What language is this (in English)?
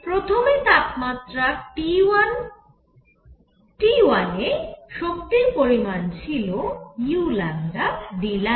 Bangla